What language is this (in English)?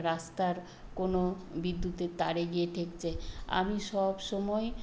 Bangla